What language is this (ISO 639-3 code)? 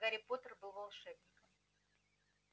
rus